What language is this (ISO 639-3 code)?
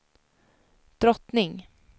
swe